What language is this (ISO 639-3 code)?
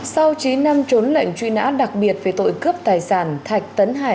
vie